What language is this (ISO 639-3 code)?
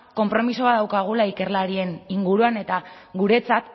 eus